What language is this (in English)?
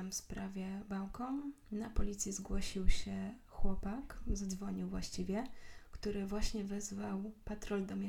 Polish